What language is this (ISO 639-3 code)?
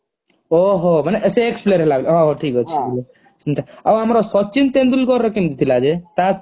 ori